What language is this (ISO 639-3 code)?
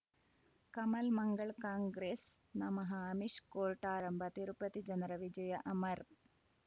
kan